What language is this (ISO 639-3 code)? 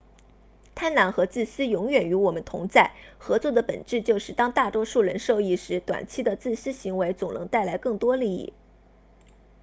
zho